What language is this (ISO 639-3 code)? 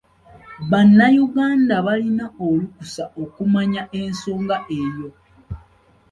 lug